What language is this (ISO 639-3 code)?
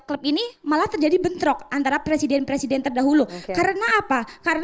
ind